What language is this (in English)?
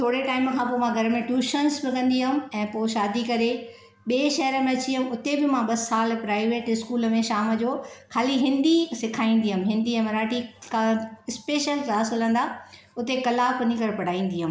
Sindhi